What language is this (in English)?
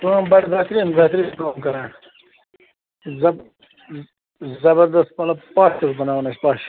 Kashmiri